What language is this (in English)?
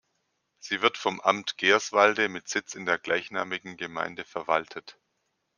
German